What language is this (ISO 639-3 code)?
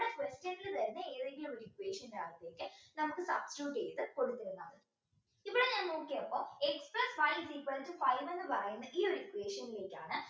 mal